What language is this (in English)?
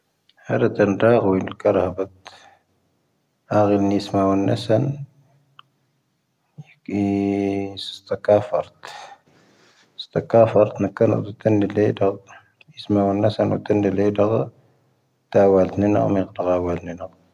Tahaggart Tamahaq